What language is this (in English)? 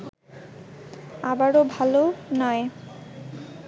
Bangla